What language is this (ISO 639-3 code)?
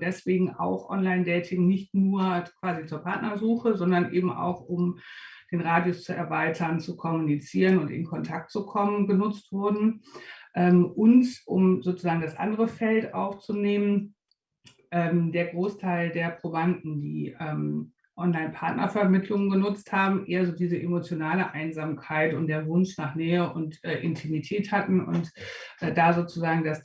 deu